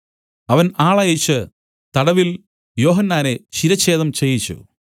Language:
Malayalam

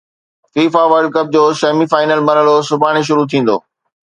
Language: Sindhi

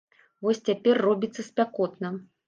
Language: Belarusian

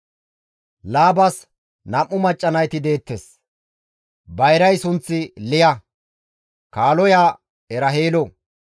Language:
Gamo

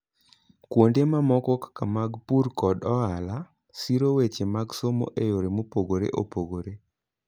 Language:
Luo (Kenya and Tanzania)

